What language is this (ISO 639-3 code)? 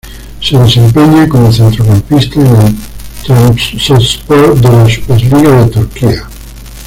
spa